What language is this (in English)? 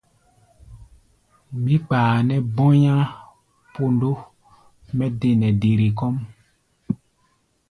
Gbaya